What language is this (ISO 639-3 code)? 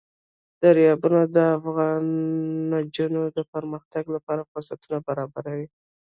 pus